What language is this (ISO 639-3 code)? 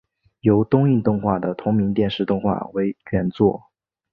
zho